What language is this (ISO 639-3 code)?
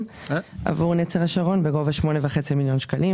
heb